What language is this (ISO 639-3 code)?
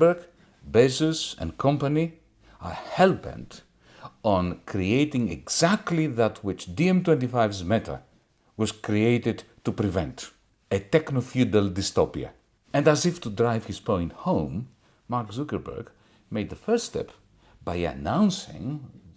ell